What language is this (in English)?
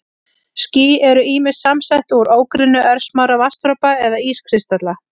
Icelandic